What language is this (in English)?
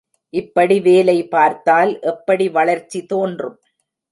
Tamil